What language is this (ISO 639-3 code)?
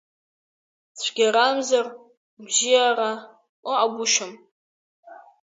abk